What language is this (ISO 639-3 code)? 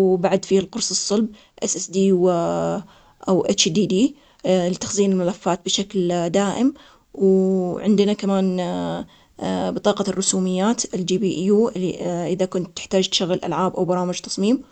acx